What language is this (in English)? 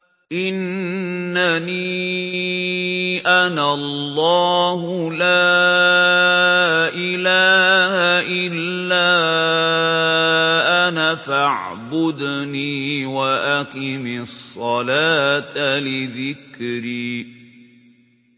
Arabic